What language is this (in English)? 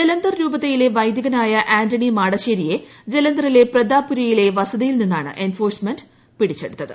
Malayalam